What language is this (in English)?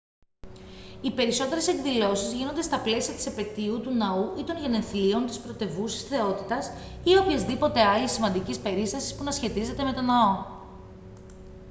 Greek